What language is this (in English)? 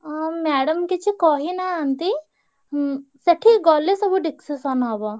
Odia